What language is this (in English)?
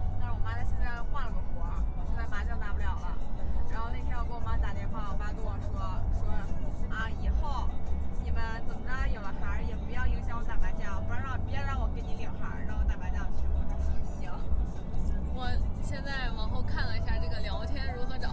Chinese